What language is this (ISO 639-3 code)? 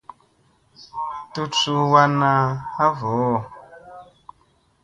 mse